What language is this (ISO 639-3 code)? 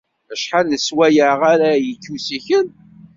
kab